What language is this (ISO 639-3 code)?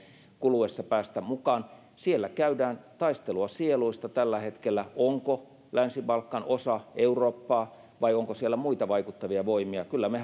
fin